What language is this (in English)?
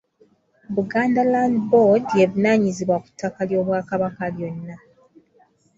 Ganda